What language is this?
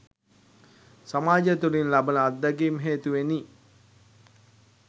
Sinhala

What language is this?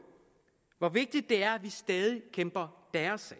Danish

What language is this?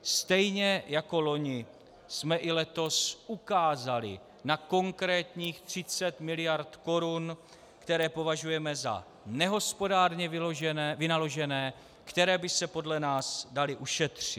Czech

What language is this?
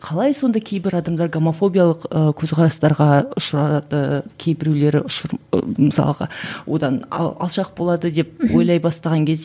Kazakh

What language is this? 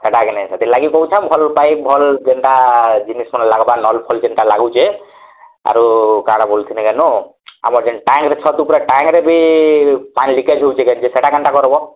Odia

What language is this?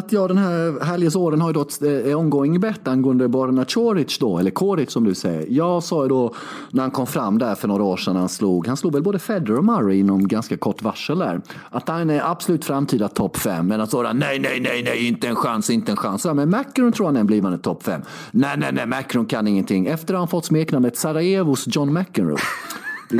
Swedish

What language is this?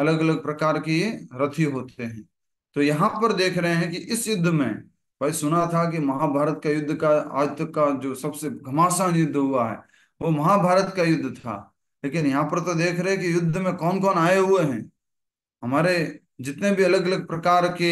Hindi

